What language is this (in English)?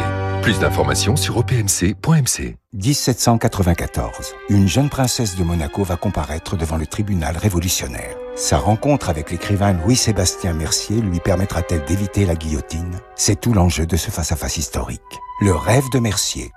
French